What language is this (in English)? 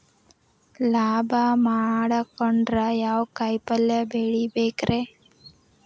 Kannada